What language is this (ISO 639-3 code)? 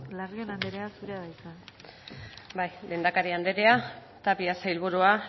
eus